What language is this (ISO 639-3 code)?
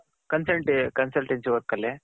kan